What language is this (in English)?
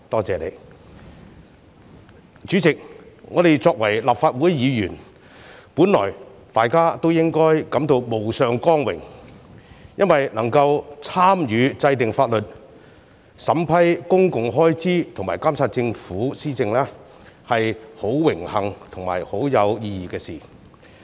Cantonese